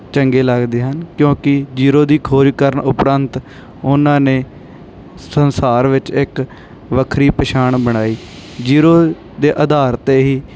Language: Punjabi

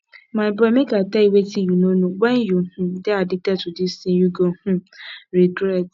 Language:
Nigerian Pidgin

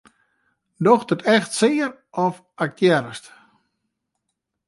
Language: Western Frisian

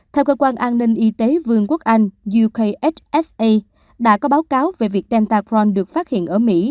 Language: Vietnamese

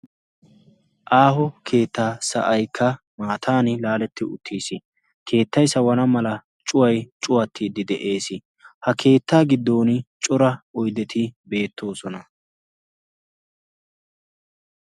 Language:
Wolaytta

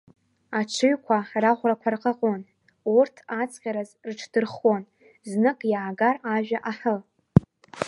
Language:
Abkhazian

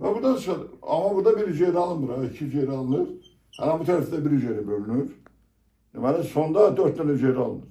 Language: Turkish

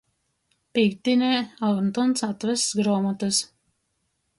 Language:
Latgalian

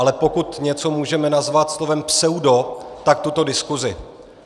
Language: Czech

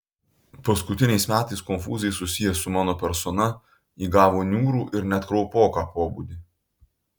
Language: Lithuanian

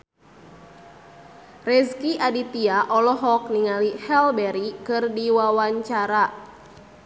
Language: Sundanese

